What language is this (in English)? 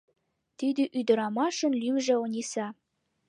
Mari